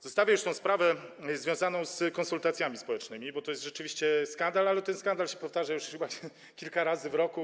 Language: Polish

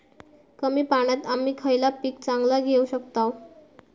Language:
Marathi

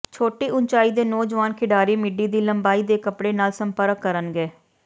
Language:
Punjabi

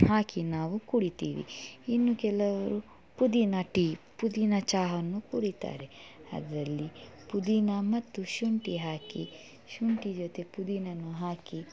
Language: Kannada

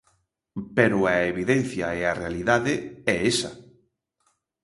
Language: Galician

